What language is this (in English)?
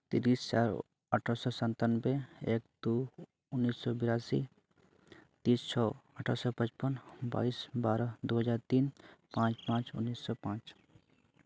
Santali